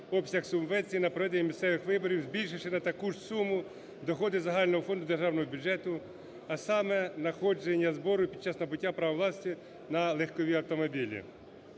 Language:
Ukrainian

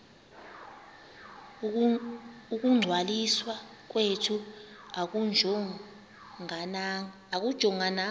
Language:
Xhosa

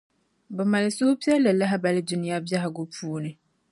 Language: Dagbani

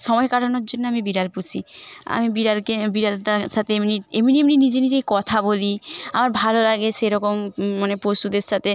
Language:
Bangla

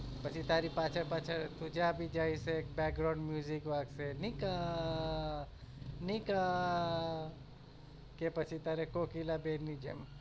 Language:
Gujarati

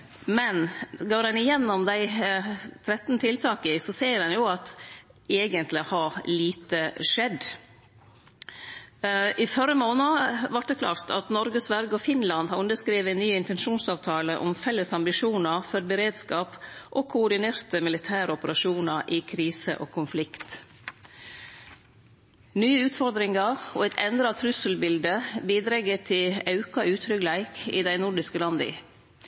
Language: Norwegian Nynorsk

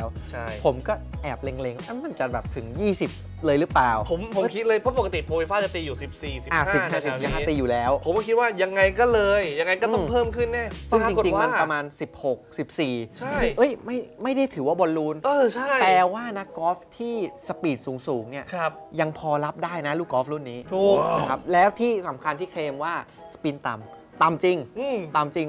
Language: Thai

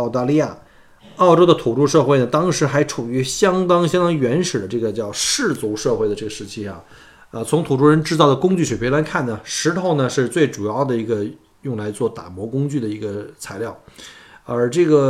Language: Chinese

